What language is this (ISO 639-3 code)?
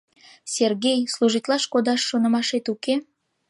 chm